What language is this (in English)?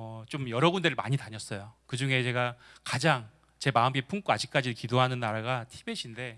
Korean